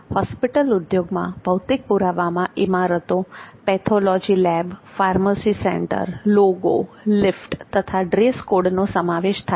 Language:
Gujarati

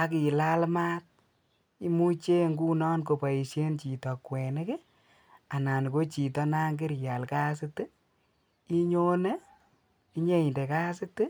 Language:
Kalenjin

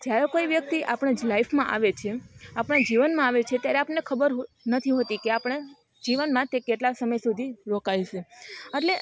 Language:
Gujarati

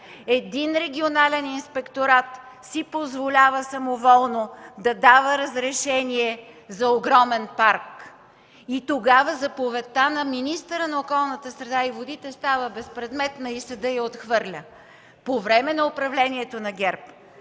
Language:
Bulgarian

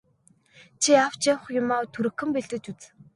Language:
Mongolian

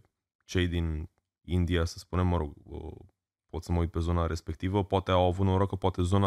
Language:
Romanian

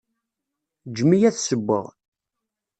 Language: Kabyle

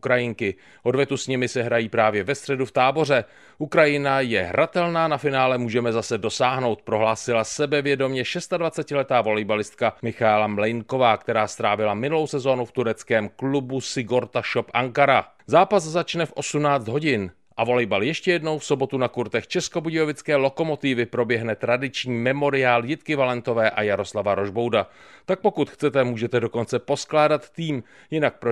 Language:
Czech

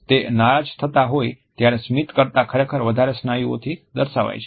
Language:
Gujarati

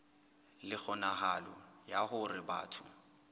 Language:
Southern Sotho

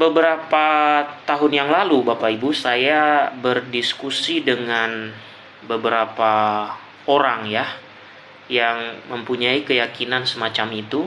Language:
Indonesian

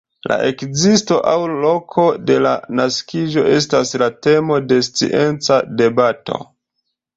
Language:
Esperanto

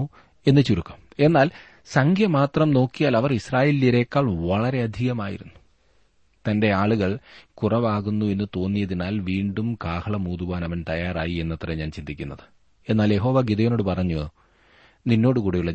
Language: Malayalam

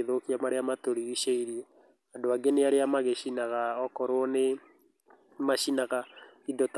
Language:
Kikuyu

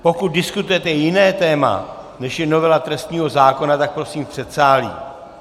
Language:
Czech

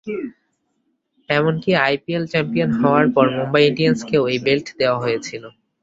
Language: Bangla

